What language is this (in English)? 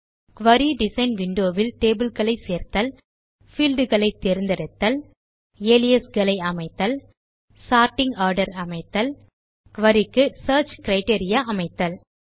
Tamil